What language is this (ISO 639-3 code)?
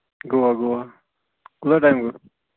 kas